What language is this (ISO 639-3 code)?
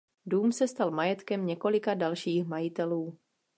ces